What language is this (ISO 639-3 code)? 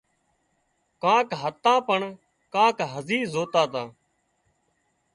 kxp